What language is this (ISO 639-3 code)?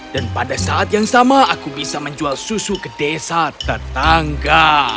ind